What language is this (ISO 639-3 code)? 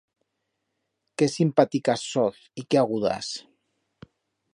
arg